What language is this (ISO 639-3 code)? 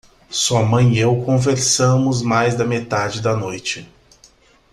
por